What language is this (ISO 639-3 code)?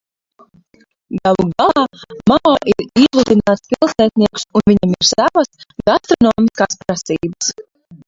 lav